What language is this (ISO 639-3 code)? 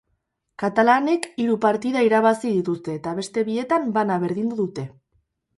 eus